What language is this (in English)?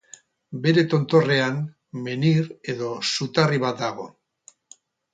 Basque